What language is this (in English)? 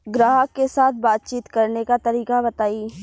Bhojpuri